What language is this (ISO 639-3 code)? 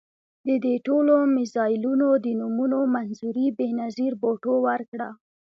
pus